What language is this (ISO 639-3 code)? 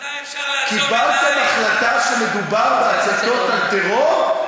heb